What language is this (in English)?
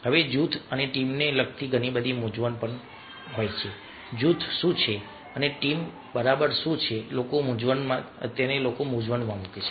Gujarati